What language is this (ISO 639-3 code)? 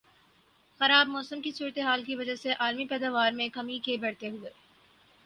urd